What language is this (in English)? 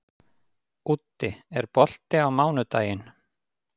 Icelandic